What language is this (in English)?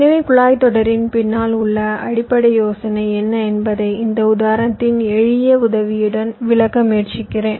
Tamil